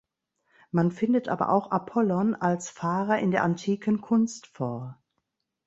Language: German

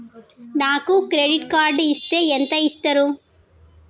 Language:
Telugu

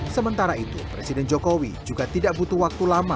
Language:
Indonesian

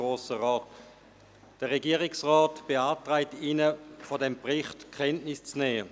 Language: Swiss German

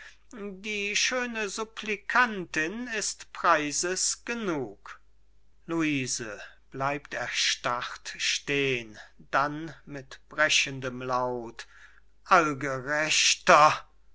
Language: German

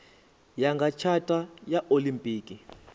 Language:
Venda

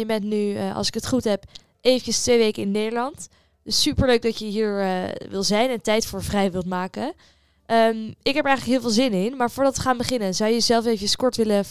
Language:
Dutch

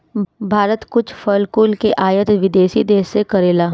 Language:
Bhojpuri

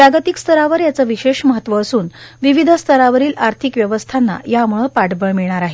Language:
Marathi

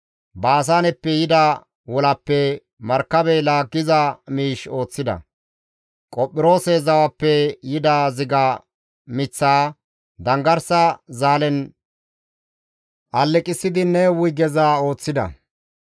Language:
Gamo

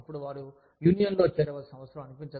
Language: Telugu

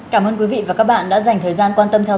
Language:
Vietnamese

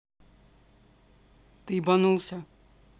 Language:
Russian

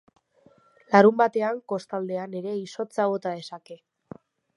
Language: Basque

